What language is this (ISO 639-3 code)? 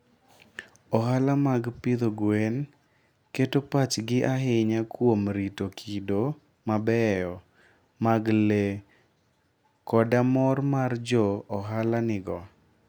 luo